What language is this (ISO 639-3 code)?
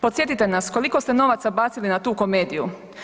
hrv